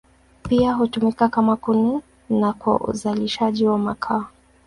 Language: Swahili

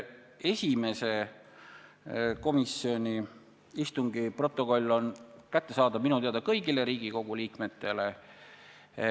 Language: Estonian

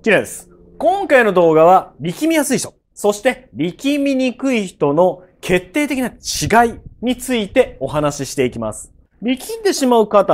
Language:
Japanese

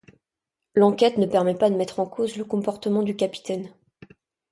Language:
French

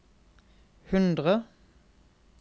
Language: Norwegian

